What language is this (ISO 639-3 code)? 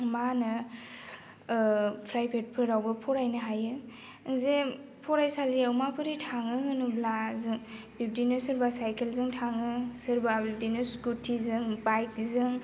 brx